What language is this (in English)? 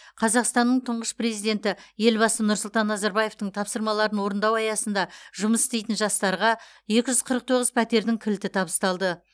Kazakh